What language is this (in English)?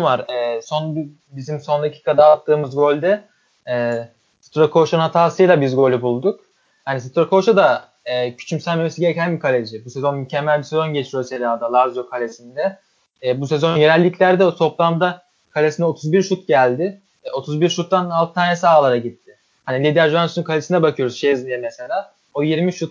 Turkish